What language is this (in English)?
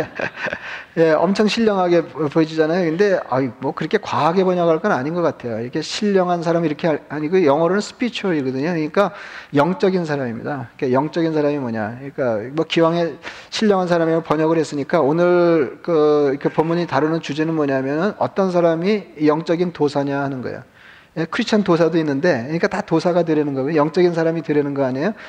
Korean